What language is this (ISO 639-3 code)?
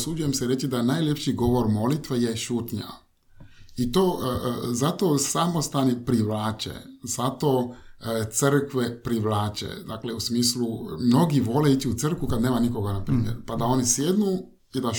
hrv